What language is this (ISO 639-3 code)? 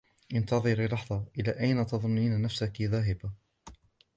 ara